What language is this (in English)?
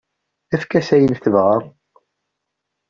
Kabyle